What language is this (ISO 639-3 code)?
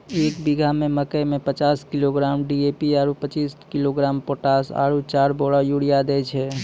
mai